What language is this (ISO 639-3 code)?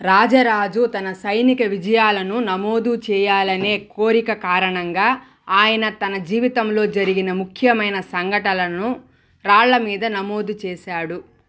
tel